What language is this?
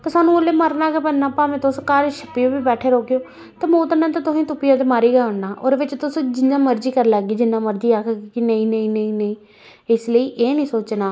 Dogri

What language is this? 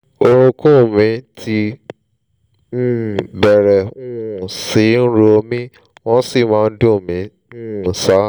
Yoruba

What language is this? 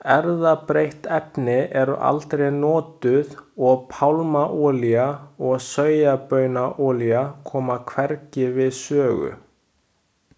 Icelandic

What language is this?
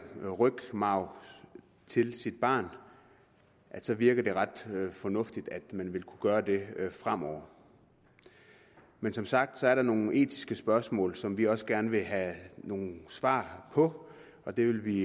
Danish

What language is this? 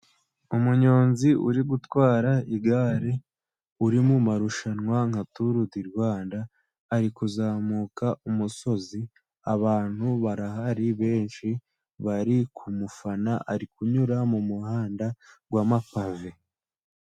Kinyarwanda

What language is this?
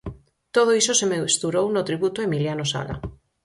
Galician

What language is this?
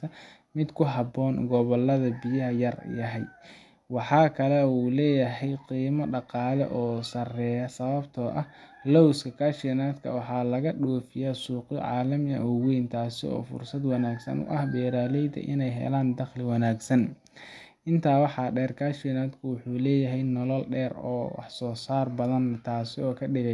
Somali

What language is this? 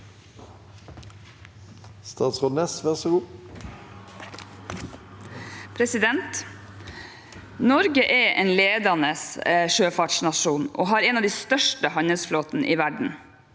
Norwegian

